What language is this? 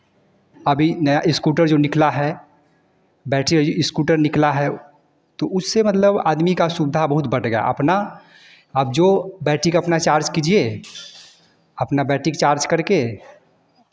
Hindi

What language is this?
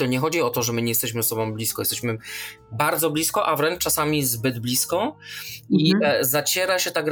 Polish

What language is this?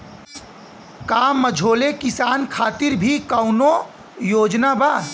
Bhojpuri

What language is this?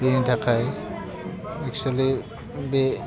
Bodo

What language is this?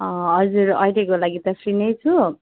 Nepali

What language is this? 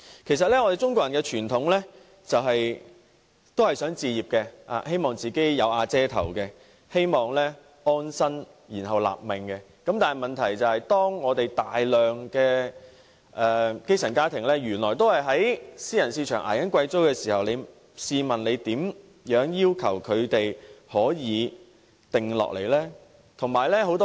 Cantonese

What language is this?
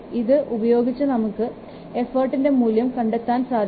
Malayalam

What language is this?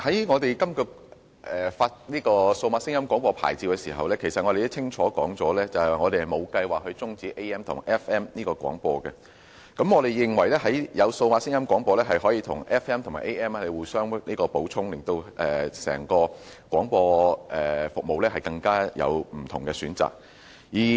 Cantonese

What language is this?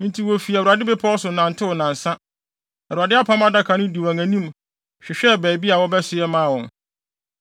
Akan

